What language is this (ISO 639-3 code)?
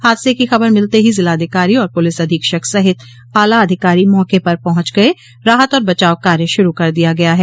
hin